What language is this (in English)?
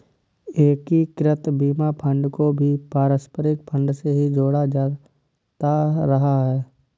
Hindi